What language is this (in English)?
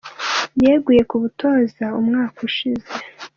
Kinyarwanda